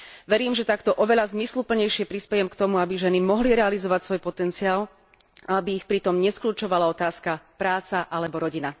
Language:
Slovak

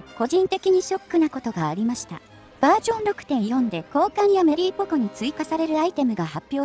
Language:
Japanese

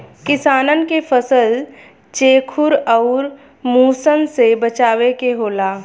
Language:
Bhojpuri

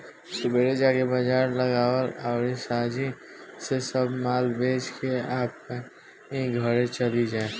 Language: Bhojpuri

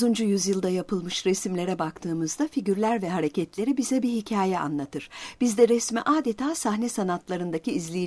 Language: Turkish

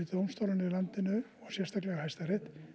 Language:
Icelandic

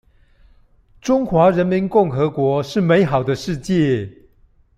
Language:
Chinese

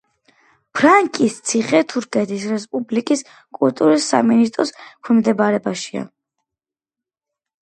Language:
Georgian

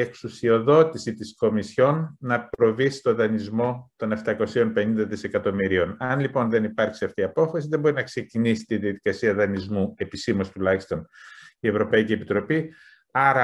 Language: Greek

